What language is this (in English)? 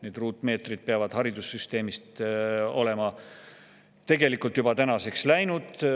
Estonian